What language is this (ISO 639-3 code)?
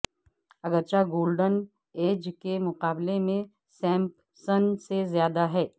urd